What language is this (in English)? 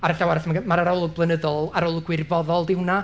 Welsh